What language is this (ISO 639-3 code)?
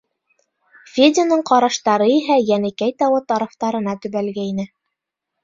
bak